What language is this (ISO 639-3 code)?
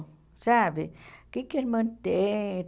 por